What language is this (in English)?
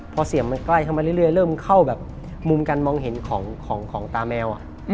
Thai